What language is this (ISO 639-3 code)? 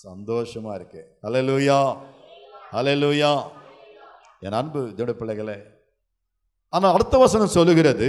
tam